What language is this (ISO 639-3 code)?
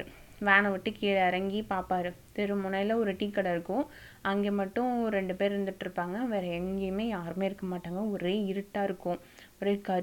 tam